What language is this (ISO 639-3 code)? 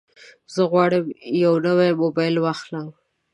pus